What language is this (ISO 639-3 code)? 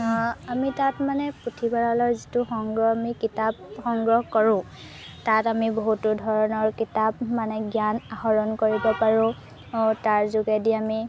asm